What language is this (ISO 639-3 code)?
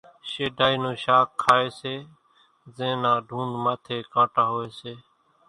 gjk